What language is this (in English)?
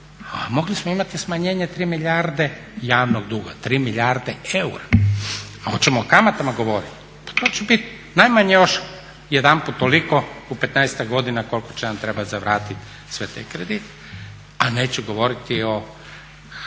Croatian